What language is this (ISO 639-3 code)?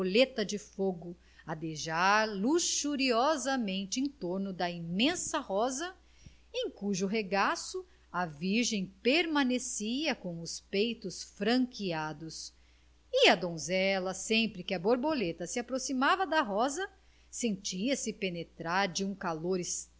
por